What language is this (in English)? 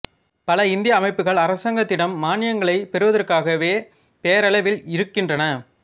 Tamil